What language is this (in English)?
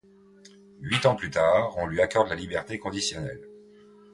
French